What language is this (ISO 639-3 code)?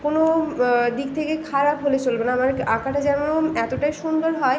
ben